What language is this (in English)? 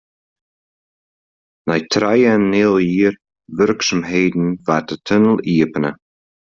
Western Frisian